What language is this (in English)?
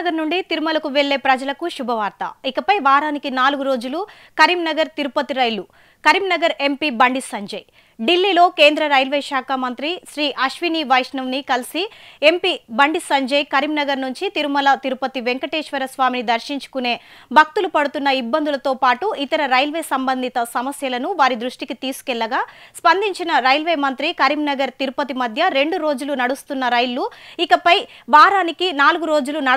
Telugu